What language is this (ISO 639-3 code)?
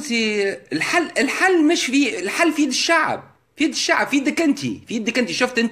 ara